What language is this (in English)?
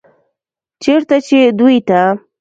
Pashto